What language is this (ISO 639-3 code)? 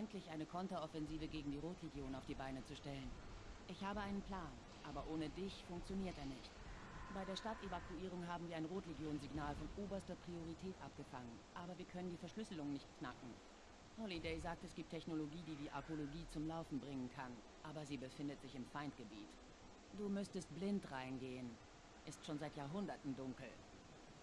deu